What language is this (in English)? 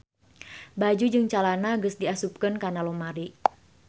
Sundanese